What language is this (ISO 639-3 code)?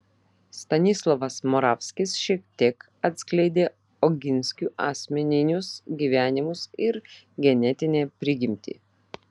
lit